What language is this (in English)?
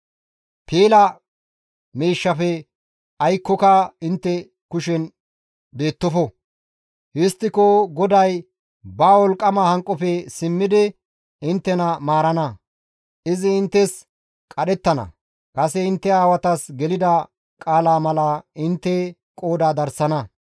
Gamo